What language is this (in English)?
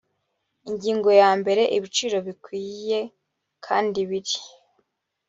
Kinyarwanda